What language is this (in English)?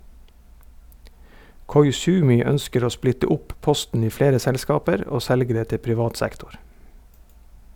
Norwegian